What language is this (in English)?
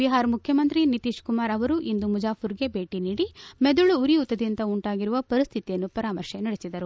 Kannada